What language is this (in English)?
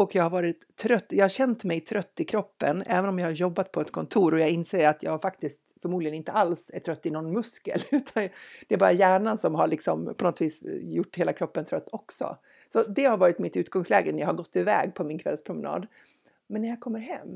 Swedish